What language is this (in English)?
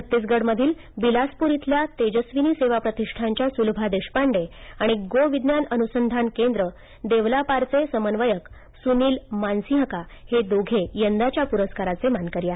Marathi